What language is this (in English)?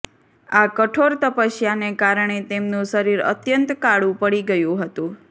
Gujarati